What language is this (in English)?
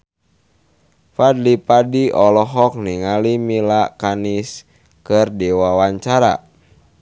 Sundanese